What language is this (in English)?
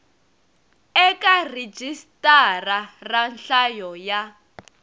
Tsonga